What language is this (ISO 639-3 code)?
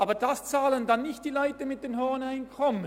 gsw